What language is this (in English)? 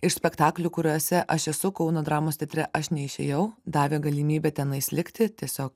Lithuanian